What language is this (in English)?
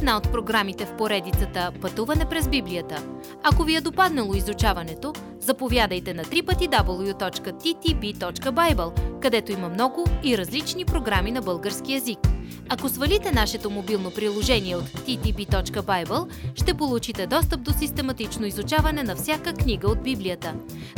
Bulgarian